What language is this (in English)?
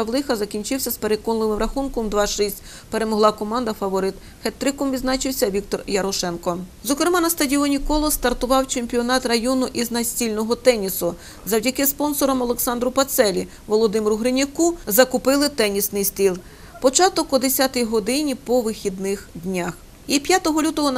Ukrainian